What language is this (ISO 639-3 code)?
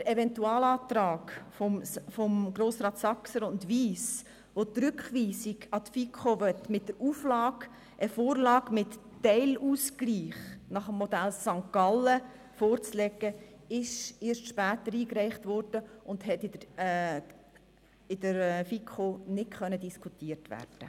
gsw